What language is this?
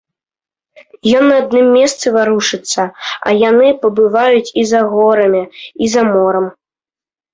Belarusian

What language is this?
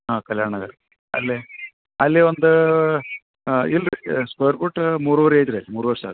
Kannada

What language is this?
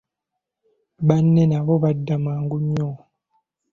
Ganda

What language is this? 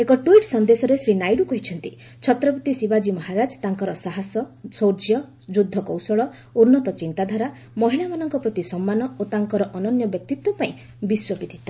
Odia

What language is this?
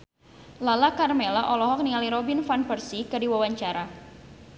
Sundanese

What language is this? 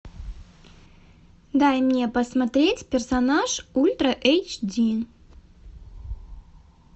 Russian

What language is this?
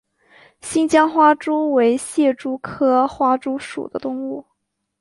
Chinese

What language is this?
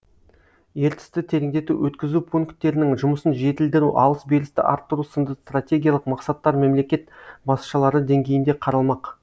Kazakh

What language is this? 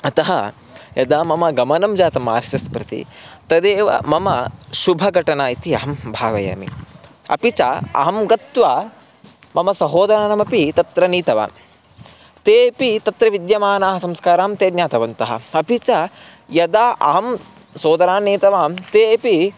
Sanskrit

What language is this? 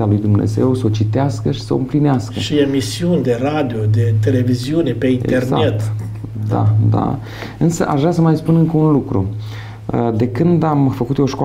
Romanian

